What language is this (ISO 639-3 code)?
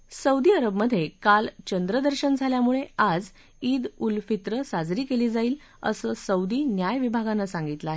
mar